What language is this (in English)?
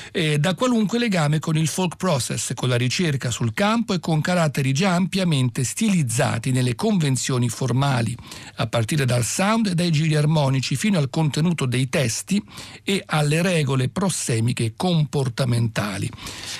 Italian